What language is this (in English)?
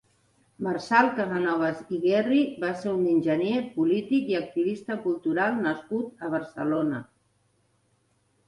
Catalan